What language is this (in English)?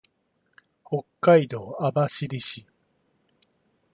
Japanese